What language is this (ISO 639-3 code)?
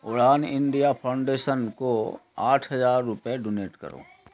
urd